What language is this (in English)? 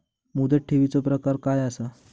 Marathi